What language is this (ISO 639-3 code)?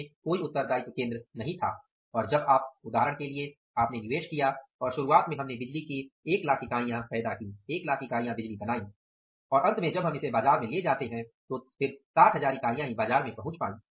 hin